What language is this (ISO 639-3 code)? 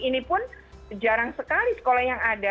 ind